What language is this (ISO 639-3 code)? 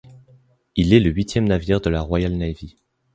fra